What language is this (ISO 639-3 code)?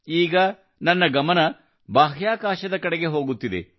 kan